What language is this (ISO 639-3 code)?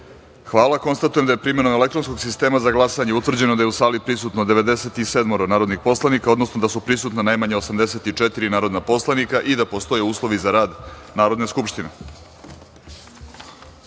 srp